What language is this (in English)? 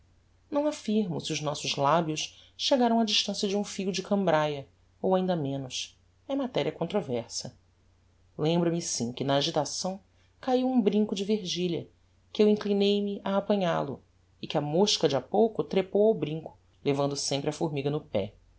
Portuguese